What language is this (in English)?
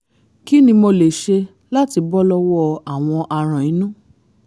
Yoruba